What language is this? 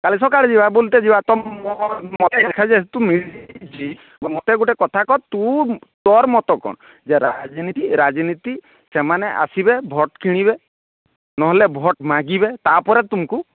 Odia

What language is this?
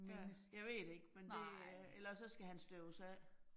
Danish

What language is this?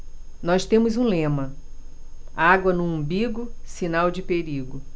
Portuguese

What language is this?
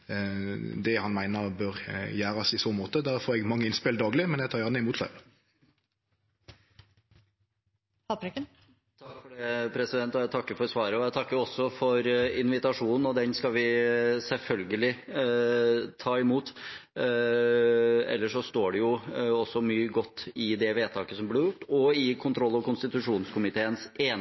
Norwegian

